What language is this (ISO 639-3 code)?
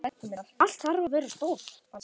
isl